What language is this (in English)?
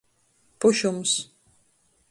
Latgalian